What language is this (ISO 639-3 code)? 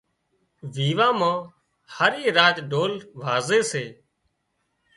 kxp